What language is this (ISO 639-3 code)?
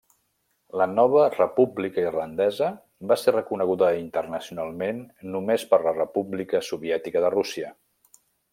cat